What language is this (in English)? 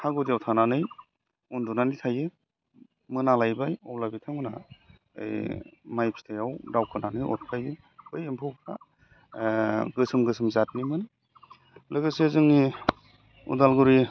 Bodo